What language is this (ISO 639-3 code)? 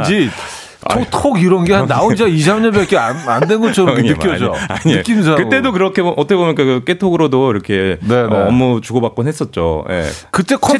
kor